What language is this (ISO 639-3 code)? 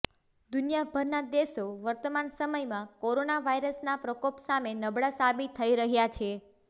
guj